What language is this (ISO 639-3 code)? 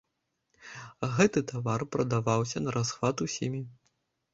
bel